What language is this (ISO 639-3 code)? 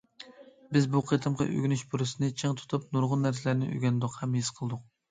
uig